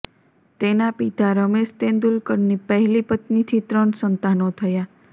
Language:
Gujarati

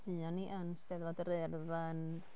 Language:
Welsh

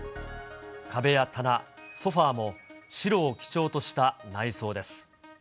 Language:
Japanese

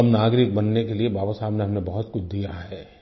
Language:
Hindi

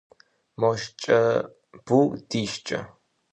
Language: Kabardian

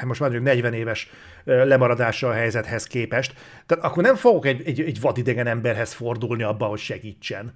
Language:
Hungarian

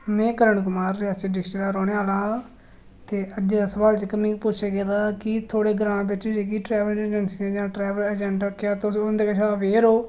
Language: Dogri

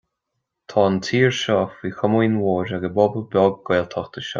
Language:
Irish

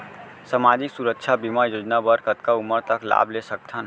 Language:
Chhattisgarhi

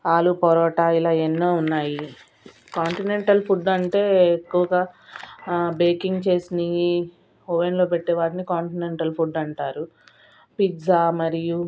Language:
Telugu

